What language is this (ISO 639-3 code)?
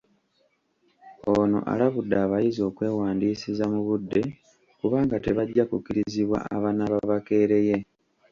lug